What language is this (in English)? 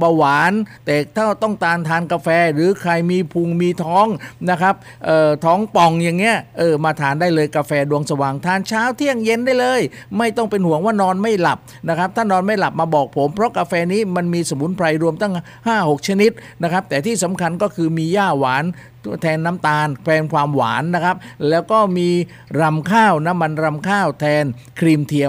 Thai